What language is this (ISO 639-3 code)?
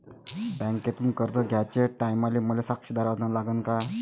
mar